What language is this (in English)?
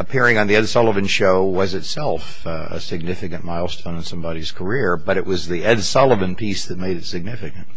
English